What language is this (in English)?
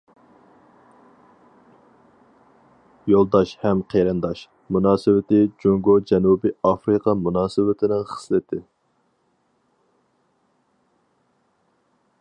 Uyghur